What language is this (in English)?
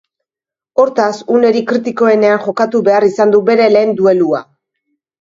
Basque